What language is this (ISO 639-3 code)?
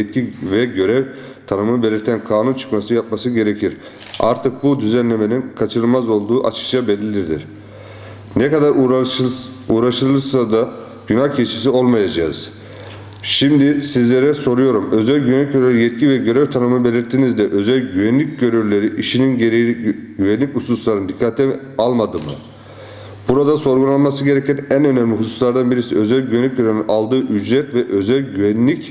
tur